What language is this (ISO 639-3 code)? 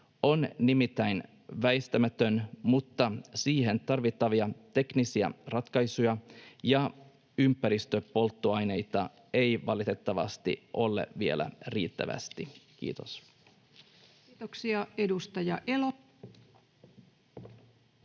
fin